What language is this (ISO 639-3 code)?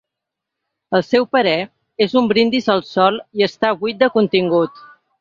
cat